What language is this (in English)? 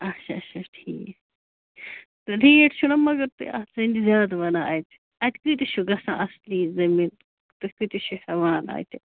Kashmiri